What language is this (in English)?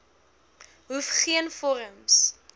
Afrikaans